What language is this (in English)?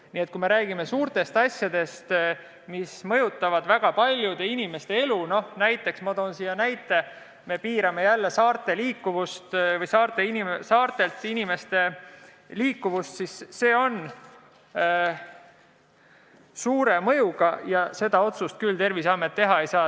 Estonian